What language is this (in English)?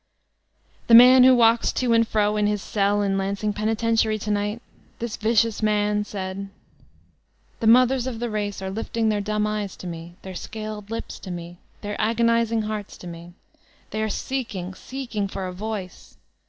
English